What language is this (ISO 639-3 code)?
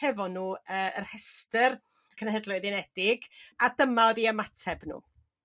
cym